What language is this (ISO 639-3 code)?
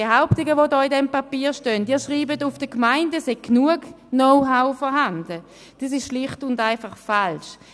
gsw